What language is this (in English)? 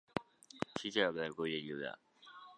Chinese